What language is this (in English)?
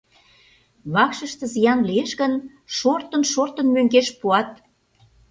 Mari